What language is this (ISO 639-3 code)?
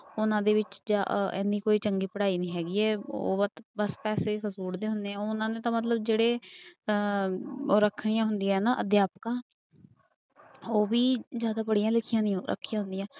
pan